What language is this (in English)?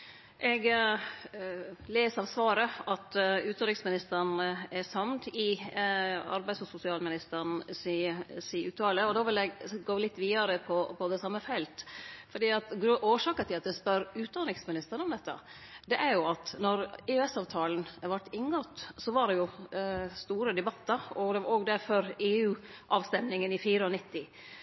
Norwegian Nynorsk